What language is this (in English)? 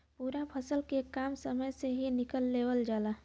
Bhojpuri